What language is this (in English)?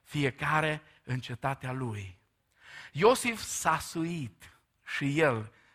Romanian